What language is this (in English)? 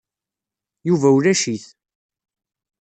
Kabyle